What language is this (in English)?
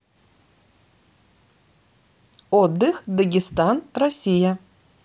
Russian